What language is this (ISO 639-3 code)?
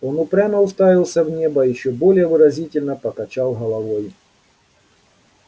rus